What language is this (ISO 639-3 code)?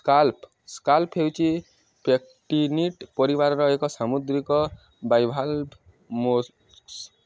ori